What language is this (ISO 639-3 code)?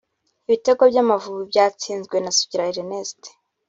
kin